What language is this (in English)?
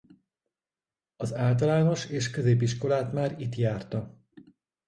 Hungarian